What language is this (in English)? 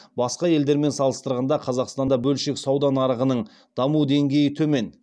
Kazakh